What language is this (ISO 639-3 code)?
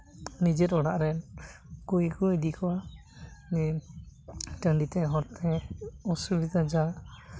sat